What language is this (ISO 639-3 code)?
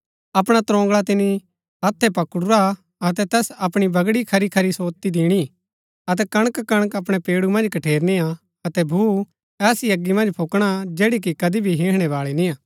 gbk